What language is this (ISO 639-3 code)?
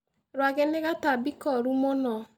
kik